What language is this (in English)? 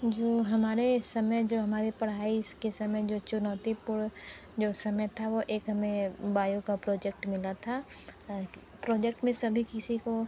Hindi